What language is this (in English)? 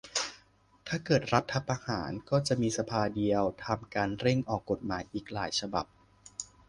Thai